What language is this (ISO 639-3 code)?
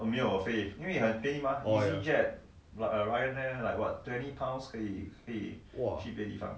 eng